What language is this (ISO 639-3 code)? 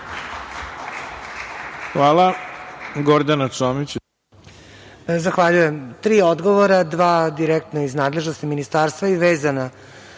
srp